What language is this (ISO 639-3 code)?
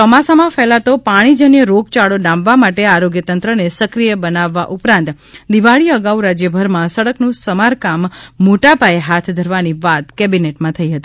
guj